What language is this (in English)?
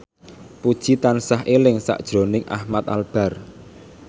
Javanese